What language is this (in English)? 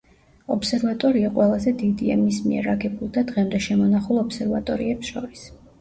Georgian